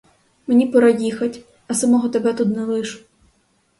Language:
Ukrainian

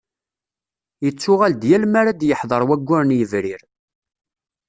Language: Kabyle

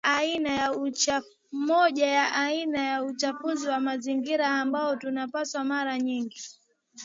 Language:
Swahili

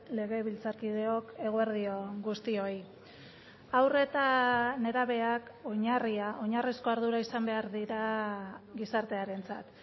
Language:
Basque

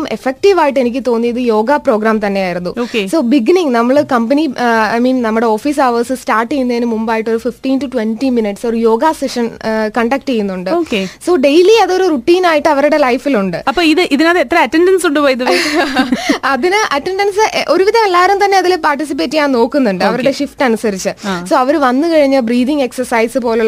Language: Malayalam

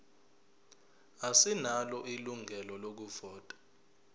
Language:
Zulu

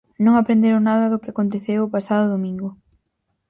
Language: Galician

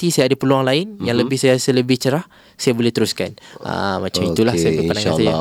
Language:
Malay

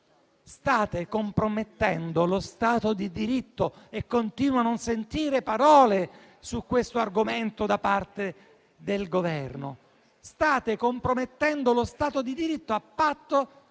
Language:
Italian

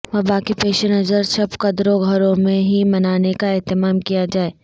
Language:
Urdu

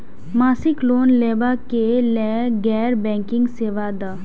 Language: Maithili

